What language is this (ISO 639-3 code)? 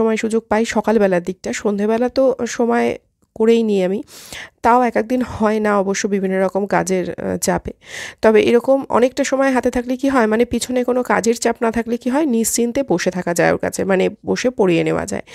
ben